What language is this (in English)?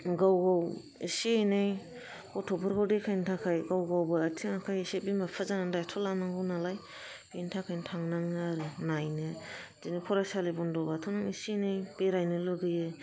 Bodo